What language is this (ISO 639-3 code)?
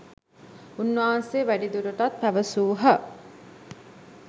sin